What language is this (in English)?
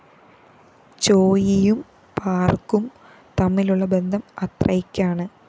Malayalam